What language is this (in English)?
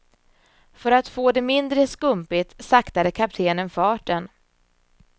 Swedish